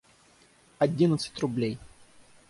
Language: Russian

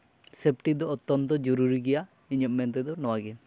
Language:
Santali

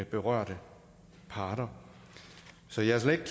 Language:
Danish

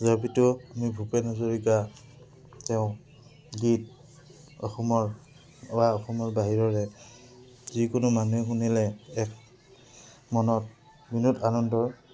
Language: Assamese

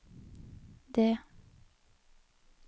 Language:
Norwegian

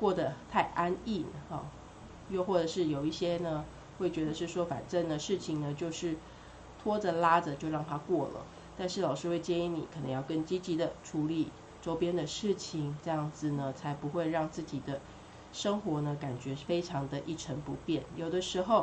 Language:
Chinese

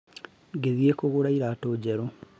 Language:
Kikuyu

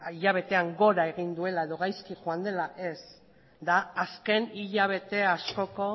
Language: Basque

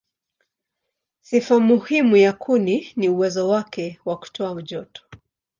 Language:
Swahili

